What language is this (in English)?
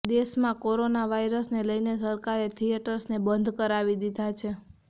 Gujarati